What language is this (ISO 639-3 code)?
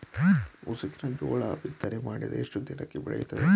kan